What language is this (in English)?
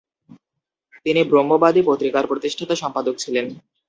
Bangla